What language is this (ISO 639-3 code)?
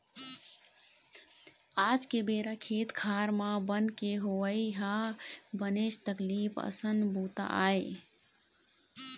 hne